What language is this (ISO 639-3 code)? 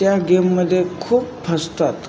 mar